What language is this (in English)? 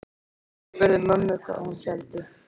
Icelandic